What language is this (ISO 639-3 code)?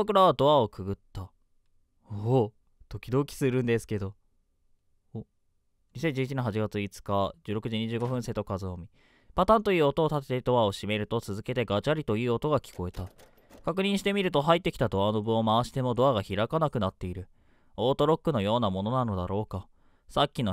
jpn